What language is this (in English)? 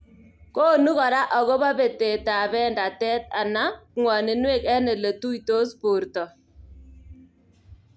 Kalenjin